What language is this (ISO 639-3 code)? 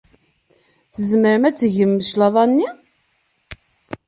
kab